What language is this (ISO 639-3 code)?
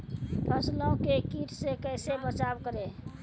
mai